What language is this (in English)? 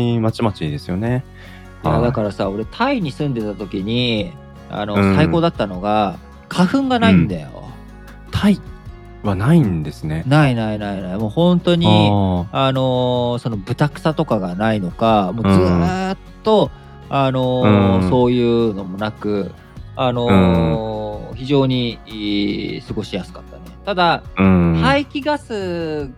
Japanese